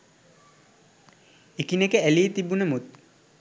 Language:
Sinhala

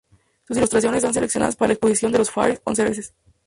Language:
Spanish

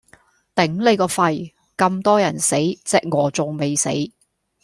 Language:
Cantonese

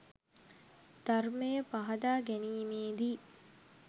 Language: Sinhala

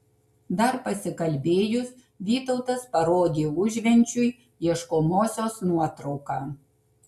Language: Lithuanian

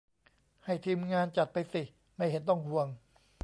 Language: Thai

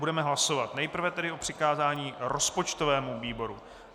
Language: Czech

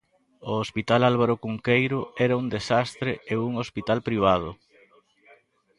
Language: Galician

